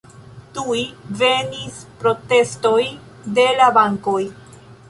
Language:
Esperanto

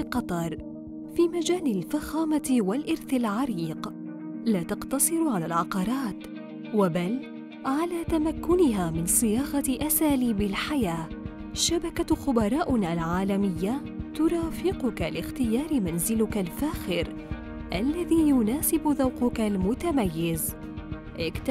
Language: Arabic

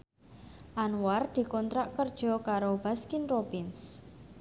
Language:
Javanese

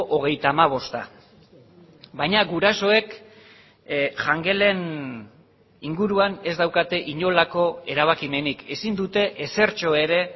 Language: Basque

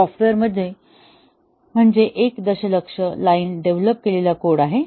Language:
Marathi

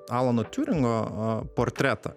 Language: Lithuanian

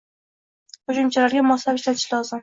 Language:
Uzbek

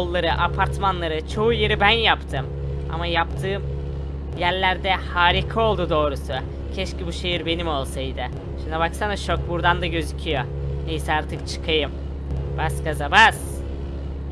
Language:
Turkish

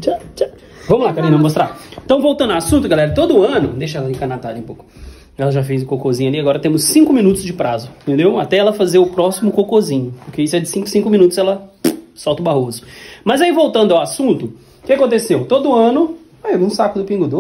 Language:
Portuguese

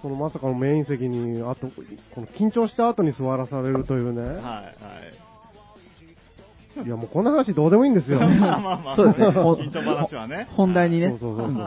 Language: Japanese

